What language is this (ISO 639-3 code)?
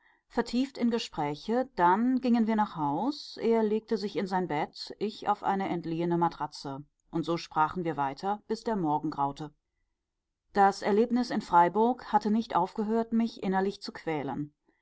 deu